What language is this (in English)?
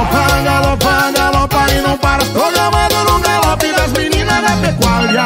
Portuguese